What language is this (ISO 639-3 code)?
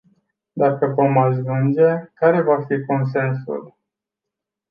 ron